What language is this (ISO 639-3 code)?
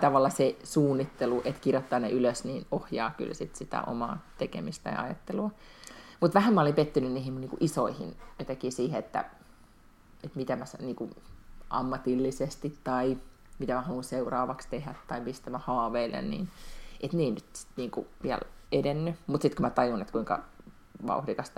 fin